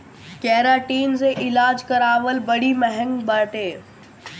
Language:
Bhojpuri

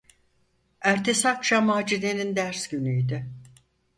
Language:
Turkish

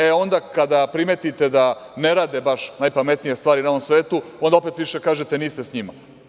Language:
Serbian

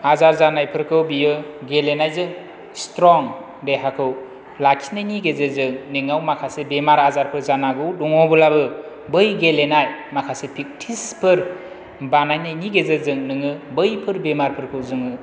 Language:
Bodo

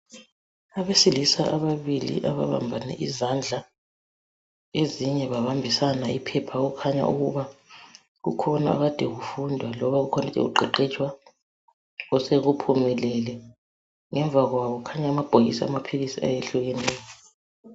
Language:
North Ndebele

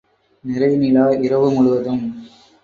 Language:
Tamil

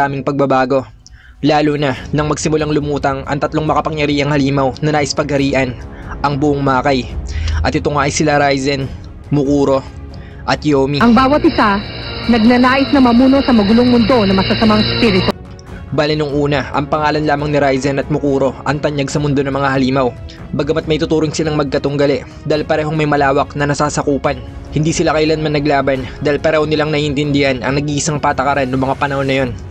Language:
Filipino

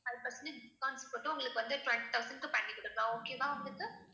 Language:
Tamil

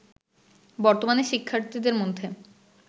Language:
Bangla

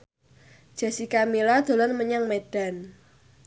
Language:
Javanese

